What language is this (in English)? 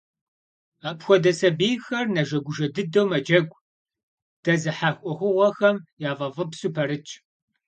Kabardian